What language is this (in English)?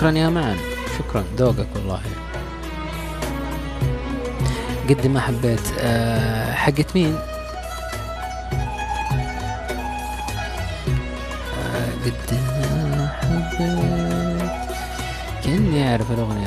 Arabic